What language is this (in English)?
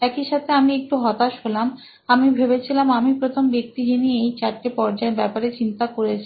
Bangla